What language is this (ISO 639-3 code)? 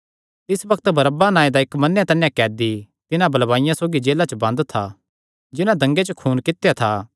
xnr